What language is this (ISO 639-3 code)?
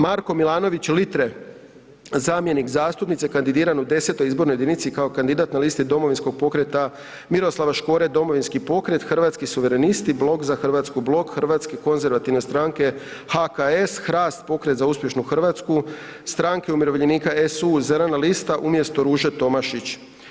hrv